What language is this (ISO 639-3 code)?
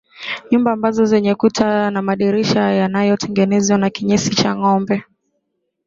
swa